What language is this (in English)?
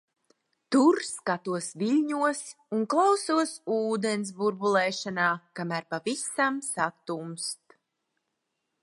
Latvian